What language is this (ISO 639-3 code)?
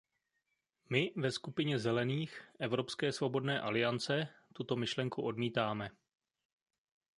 ces